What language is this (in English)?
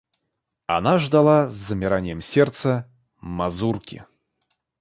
Russian